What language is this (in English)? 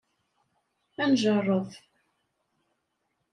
Kabyle